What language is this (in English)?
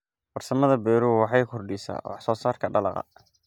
Somali